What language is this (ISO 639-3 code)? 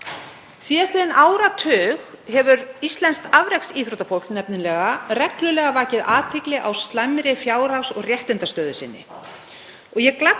isl